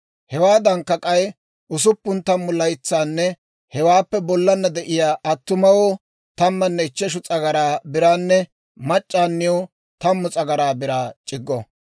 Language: Dawro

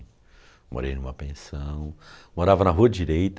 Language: Portuguese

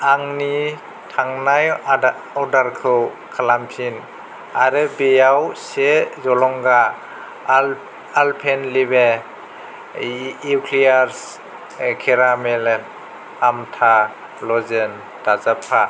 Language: Bodo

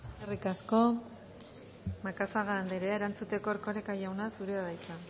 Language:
Basque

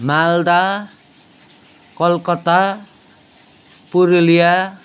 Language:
Nepali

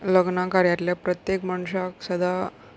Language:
Konkani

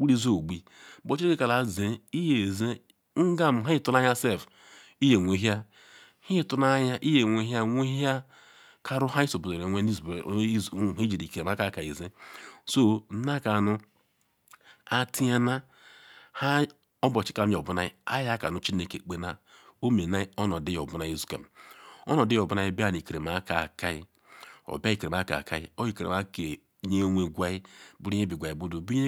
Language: Ikwere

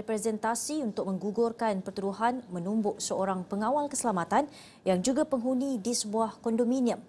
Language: Malay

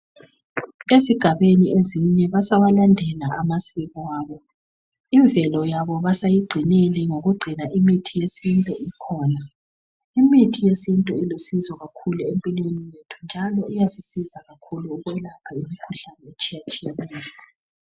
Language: North Ndebele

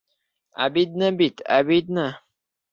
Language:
Bashkir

